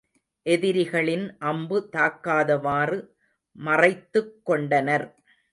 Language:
Tamil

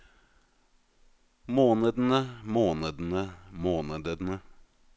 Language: Norwegian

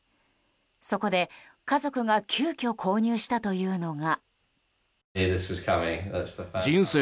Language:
Japanese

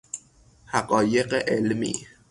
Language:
Persian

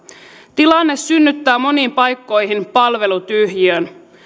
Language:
Finnish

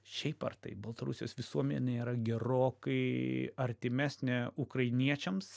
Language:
Lithuanian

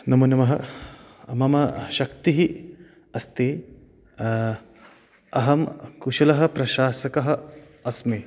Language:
Sanskrit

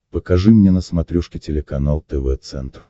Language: Russian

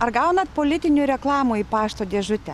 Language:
Lithuanian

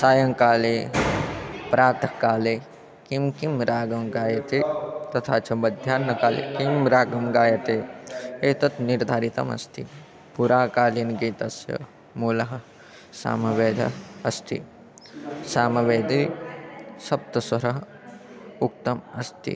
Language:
Sanskrit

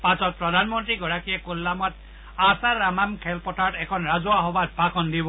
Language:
Assamese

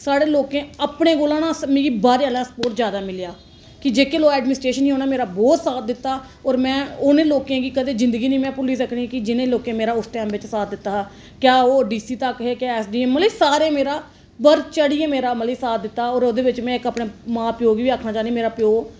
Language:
Dogri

